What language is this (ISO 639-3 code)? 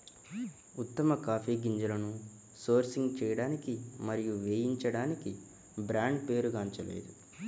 tel